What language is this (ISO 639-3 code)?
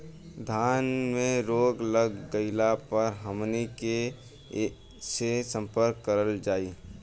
bho